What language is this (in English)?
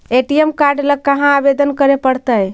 Magahi